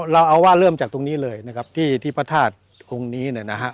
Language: Thai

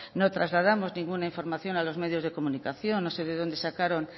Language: Spanish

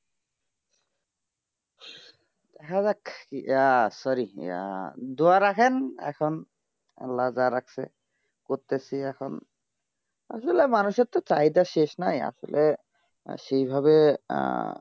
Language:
Bangla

